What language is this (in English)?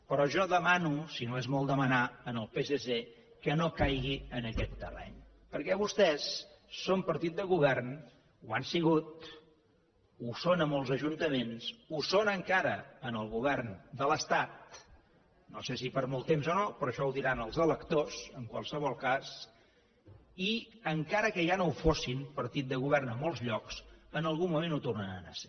Catalan